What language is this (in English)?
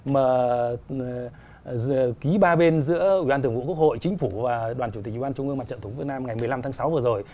Vietnamese